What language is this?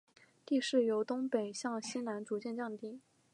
Chinese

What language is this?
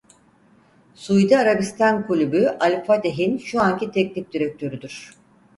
Turkish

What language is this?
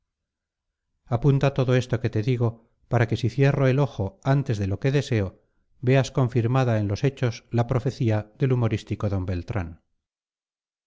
Spanish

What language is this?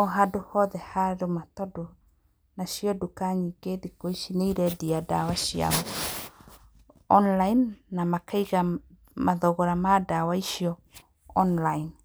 Kikuyu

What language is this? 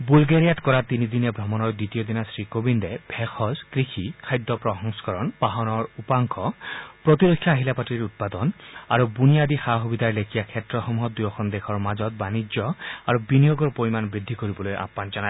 Assamese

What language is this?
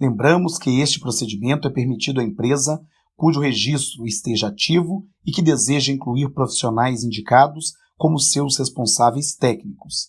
Portuguese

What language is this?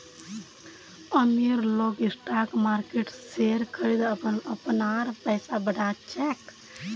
Magahi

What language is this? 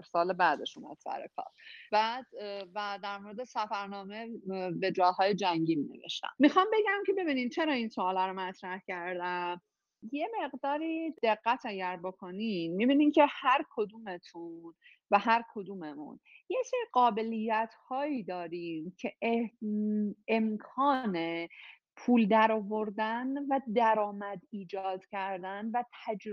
Persian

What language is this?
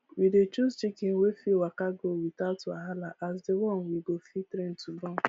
Nigerian Pidgin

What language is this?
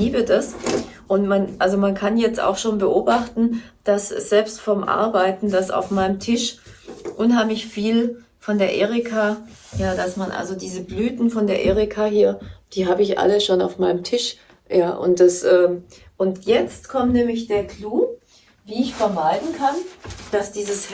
German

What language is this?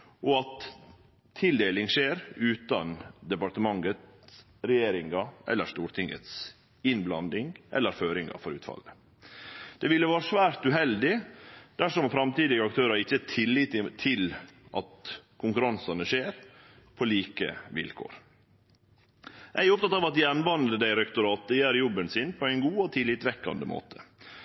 Norwegian Nynorsk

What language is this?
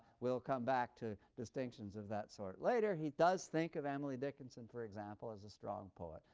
English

